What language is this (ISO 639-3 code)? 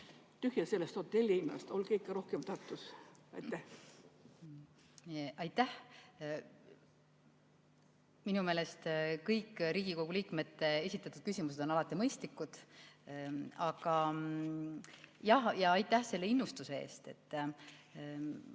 est